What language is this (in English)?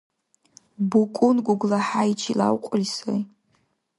Dargwa